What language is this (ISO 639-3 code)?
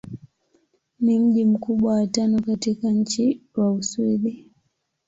swa